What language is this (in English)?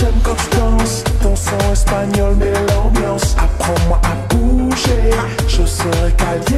Arabic